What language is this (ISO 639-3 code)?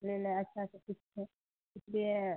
urd